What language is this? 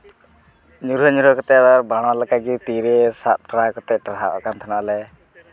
Santali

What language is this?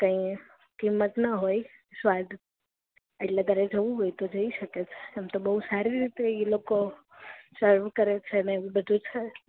Gujarati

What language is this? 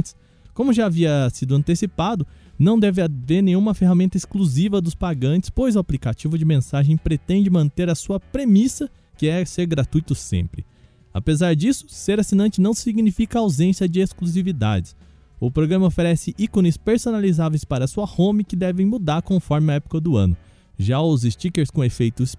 Portuguese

